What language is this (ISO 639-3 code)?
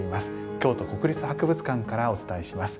jpn